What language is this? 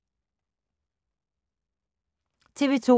Danish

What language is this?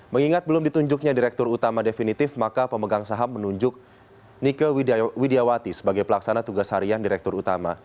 Indonesian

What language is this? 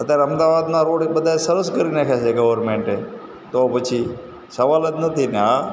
Gujarati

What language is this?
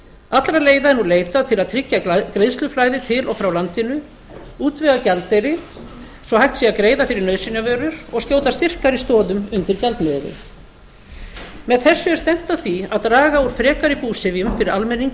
Icelandic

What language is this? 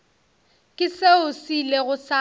Northern Sotho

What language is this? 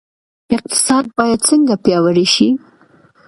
Pashto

